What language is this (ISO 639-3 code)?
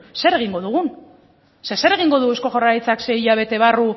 eus